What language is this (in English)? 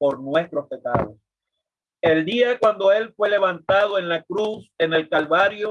Spanish